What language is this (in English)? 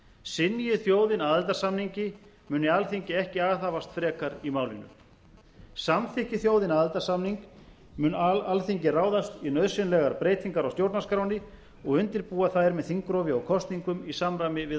Icelandic